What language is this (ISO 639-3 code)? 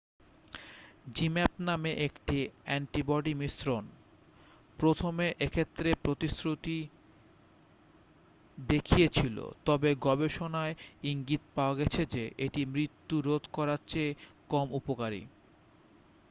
ben